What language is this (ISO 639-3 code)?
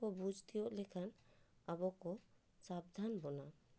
sat